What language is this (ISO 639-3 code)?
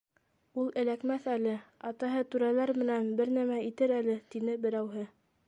bak